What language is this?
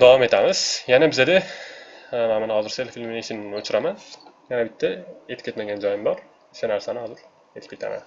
Turkish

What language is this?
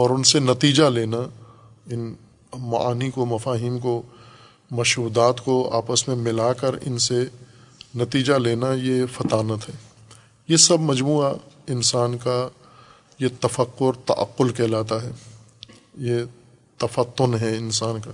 Urdu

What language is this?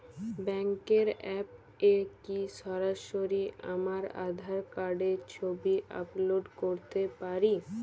Bangla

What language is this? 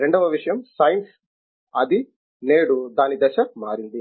Telugu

